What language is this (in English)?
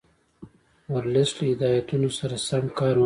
Pashto